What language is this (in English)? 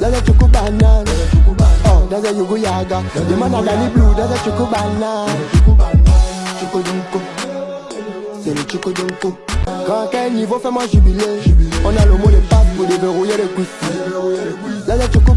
French